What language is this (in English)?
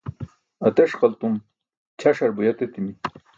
Burushaski